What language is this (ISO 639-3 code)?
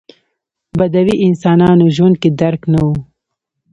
pus